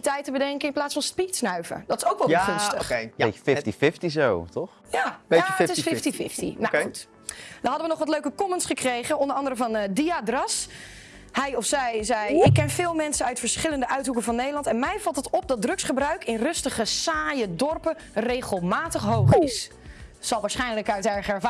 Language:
Dutch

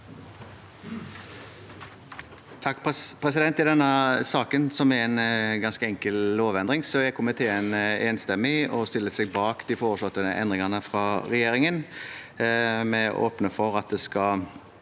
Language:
Norwegian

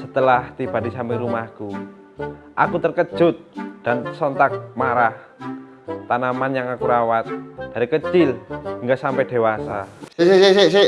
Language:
Indonesian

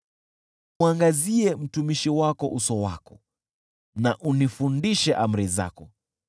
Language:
Swahili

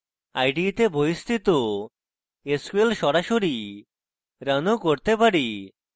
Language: Bangla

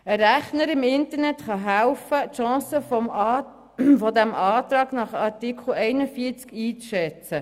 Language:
Swiss German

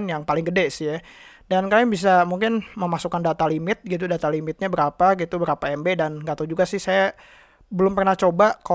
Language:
Indonesian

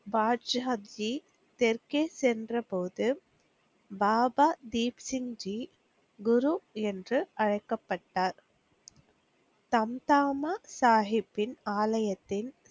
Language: Tamil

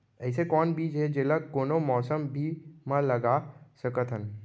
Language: Chhattisgarhi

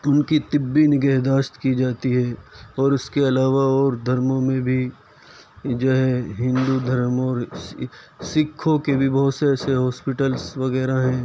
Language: Urdu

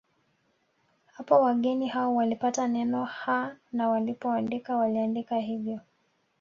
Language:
Swahili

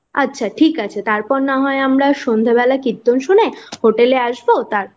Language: Bangla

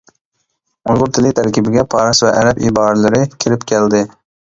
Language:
Uyghur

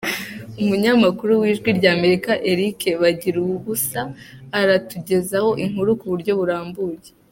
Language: Kinyarwanda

